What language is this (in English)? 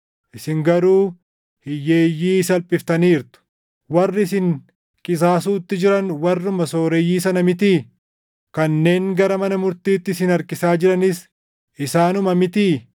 Oromo